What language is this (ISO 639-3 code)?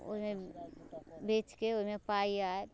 mai